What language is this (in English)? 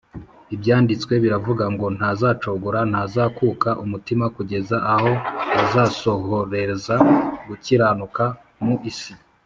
Kinyarwanda